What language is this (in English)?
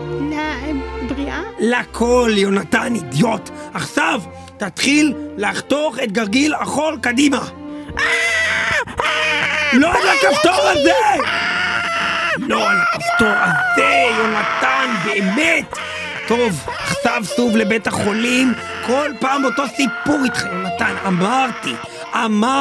Hebrew